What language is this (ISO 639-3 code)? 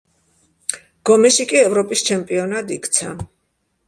kat